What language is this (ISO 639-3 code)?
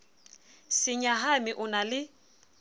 sot